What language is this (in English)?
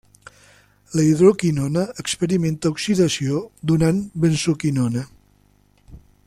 Catalan